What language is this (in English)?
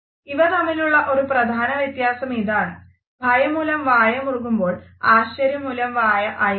Malayalam